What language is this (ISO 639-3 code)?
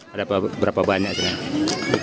ind